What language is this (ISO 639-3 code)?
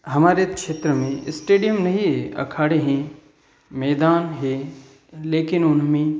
hin